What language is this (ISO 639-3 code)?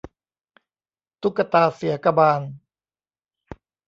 tha